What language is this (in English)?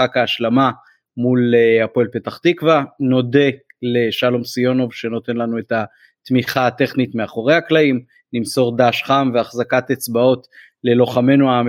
Hebrew